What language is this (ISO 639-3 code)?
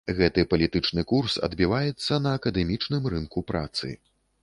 bel